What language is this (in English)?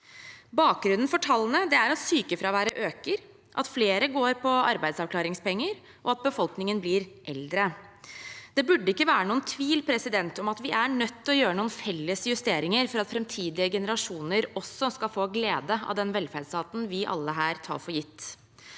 Norwegian